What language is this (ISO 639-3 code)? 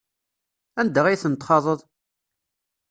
kab